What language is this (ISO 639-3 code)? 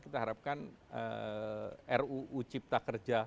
ind